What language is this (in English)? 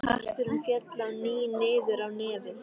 Icelandic